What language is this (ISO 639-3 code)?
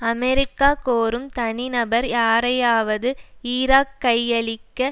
tam